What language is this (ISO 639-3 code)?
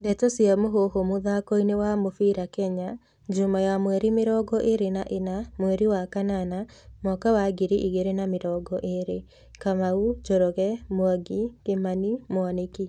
kik